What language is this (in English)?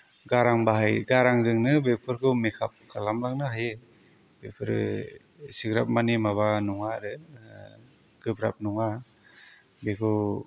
Bodo